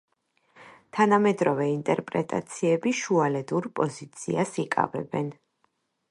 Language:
Georgian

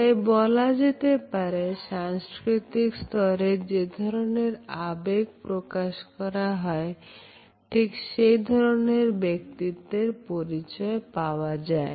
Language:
Bangla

